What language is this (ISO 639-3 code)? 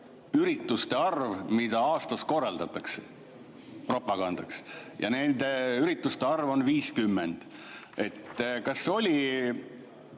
est